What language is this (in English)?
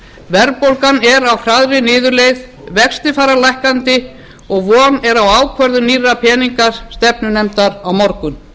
Icelandic